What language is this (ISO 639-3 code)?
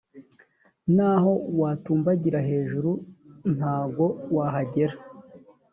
kin